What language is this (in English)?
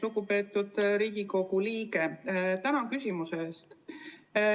Estonian